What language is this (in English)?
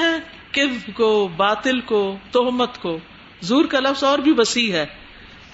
Urdu